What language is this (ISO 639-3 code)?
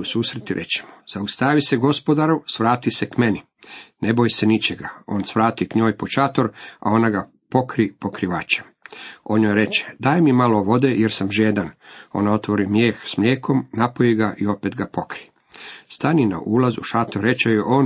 hrv